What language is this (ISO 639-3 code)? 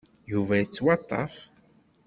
kab